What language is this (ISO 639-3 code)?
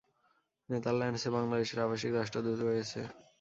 ben